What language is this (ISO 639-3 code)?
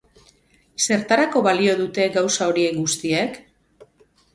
eus